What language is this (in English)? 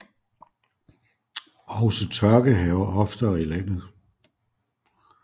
Danish